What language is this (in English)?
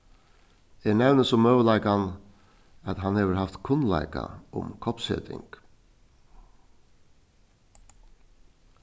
Faroese